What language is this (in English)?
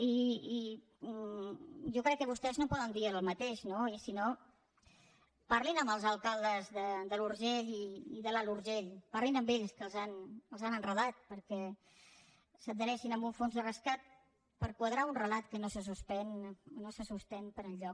Catalan